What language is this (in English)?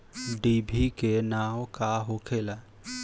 Bhojpuri